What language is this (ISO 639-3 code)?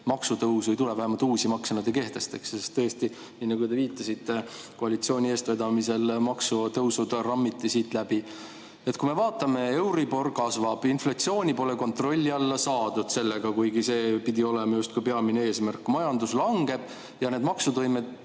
est